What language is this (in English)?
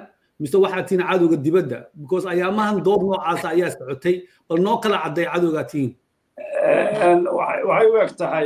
Arabic